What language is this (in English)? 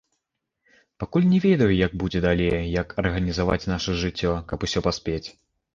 Belarusian